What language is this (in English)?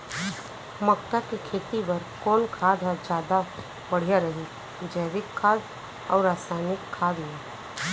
Chhattisgarhi